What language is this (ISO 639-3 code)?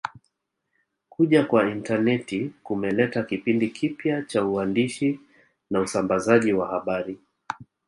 swa